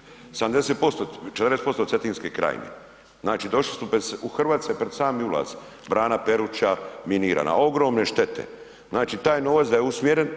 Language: Croatian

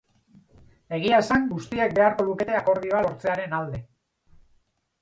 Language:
Basque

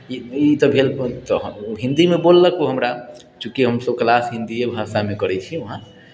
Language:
Maithili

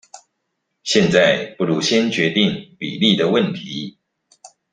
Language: Chinese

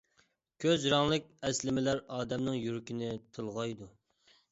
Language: Uyghur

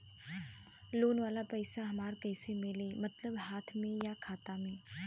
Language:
Bhojpuri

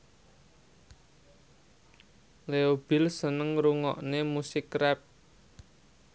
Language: Javanese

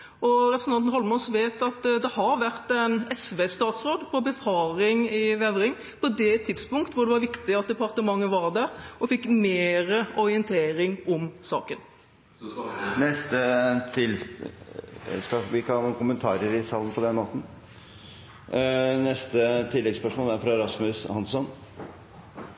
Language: Norwegian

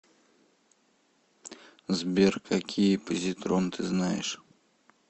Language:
Russian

